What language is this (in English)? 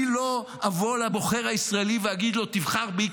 Hebrew